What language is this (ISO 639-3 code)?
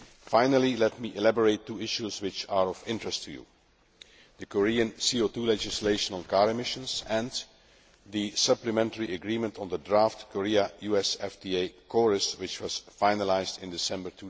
eng